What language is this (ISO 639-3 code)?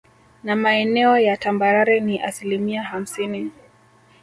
swa